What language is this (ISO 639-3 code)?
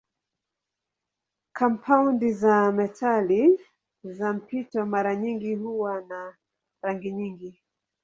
swa